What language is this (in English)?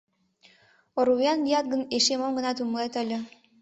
Mari